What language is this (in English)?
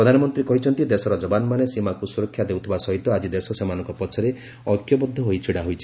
Odia